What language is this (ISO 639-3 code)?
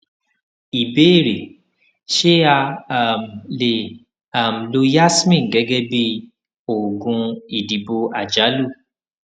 yor